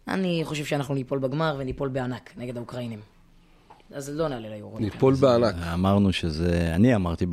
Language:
Hebrew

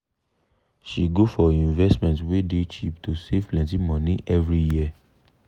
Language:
Nigerian Pidgin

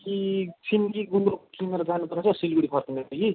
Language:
Nepali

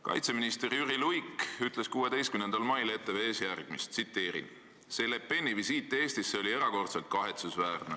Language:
Estonian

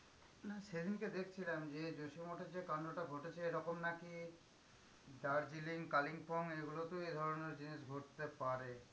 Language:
Bangla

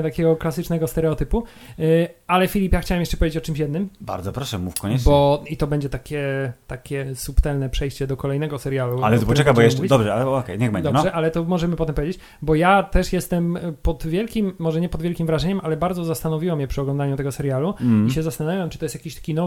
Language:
Polish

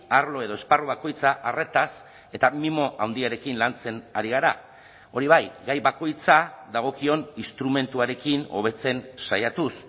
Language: Basque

